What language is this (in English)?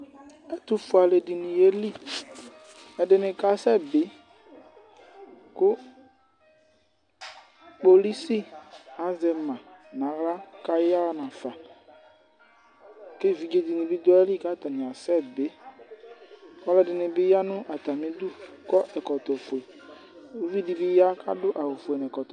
Ikposo